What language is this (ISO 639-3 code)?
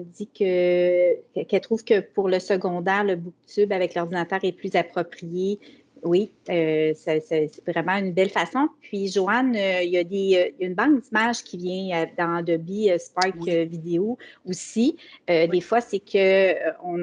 fra